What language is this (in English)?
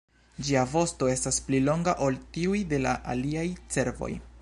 Esperanto